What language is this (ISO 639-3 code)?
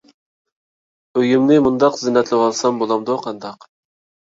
uig